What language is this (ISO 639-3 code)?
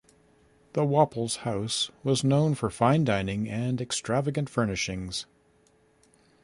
eng